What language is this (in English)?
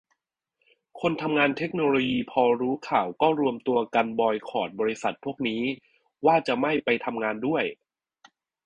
Thai